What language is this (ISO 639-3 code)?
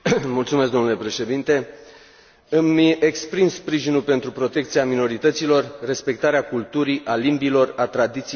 ron